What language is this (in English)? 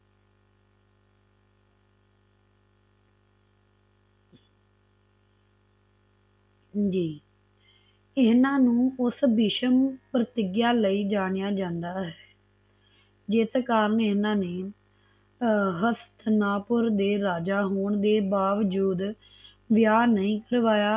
Punjabi